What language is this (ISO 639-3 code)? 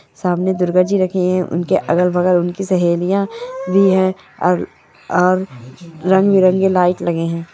mag